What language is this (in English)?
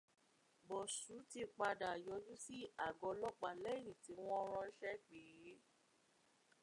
Yoruba